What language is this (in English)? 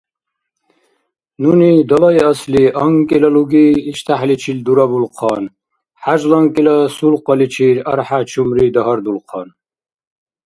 Dargwa